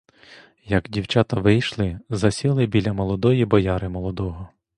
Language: Ukrainian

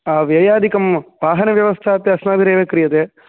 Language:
Sanskrit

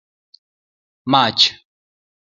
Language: Luo (Kenya and Tanzania)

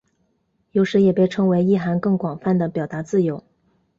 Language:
Chinese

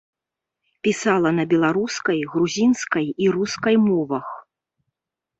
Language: Belarusian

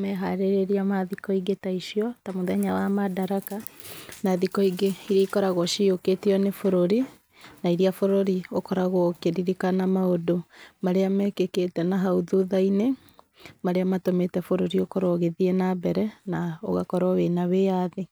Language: Kikuyu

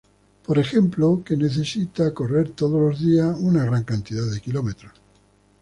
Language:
Spanish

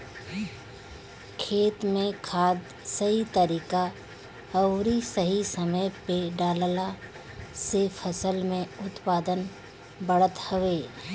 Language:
Bhojpuri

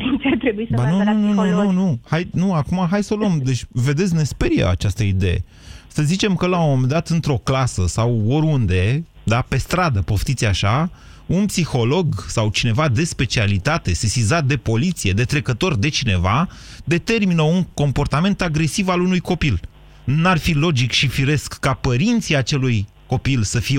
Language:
Romanian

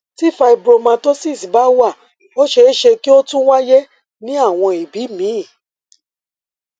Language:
Yoruba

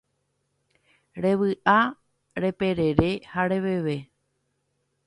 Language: Guarani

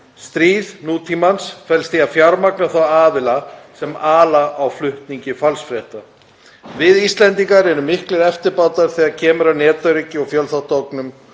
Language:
Icelandic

